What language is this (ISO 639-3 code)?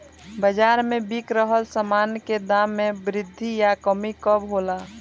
bho